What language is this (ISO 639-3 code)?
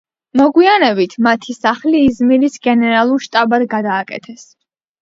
kat